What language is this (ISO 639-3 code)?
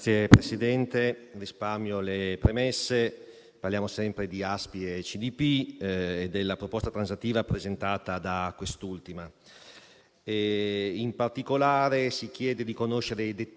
ita